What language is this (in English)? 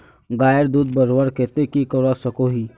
Magahi